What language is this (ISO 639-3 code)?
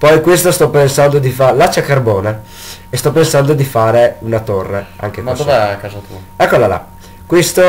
ita